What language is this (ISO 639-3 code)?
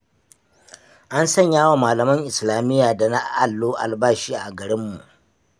hau